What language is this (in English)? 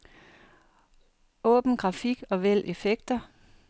Danish